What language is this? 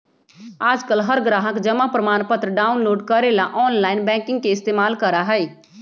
Magahi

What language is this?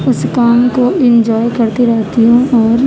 Urdu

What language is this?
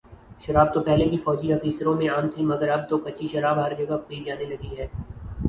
Urdu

